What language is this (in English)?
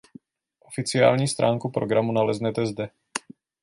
Czech